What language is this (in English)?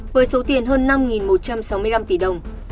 Vietnamese